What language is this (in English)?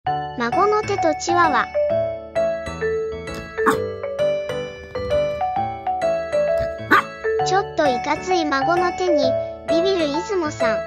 Japanese